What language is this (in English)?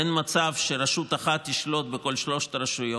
Hebrew